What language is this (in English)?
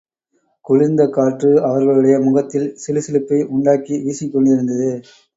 Tamil